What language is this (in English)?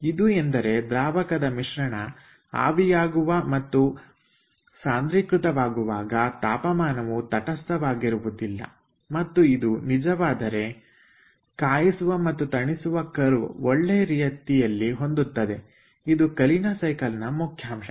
Kannada